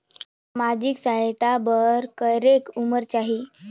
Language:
Chhattisgarhi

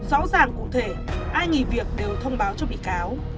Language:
Vietnamese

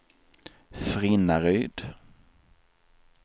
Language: Swedish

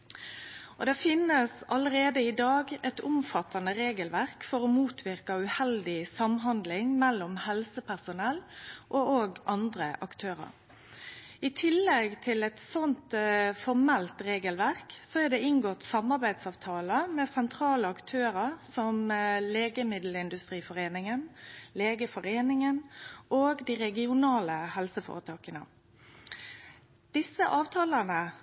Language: Norwegian Nynorsk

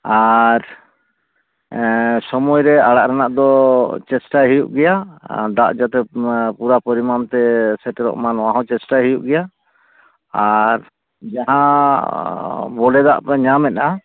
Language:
Santali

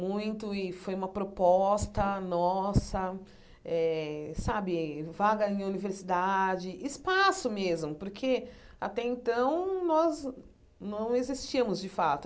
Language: Portuguese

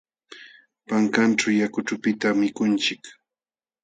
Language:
Jauja Wanca Quechua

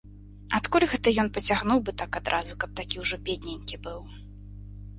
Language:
Belarusian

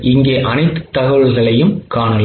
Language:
Tamil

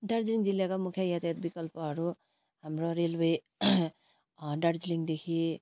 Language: Nepali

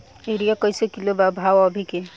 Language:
Bhojpuri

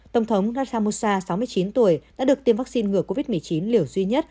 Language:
Vietnamese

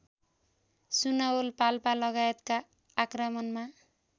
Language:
Nepali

